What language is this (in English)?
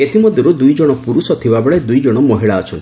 Odia